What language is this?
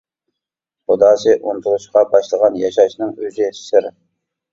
Uyghur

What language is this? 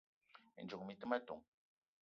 Eton (Cameroon)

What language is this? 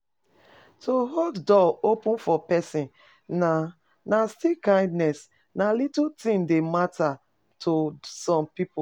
Nigerian Pidgin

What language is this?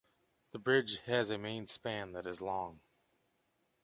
English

